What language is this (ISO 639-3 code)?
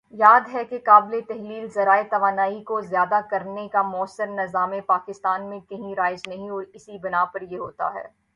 urd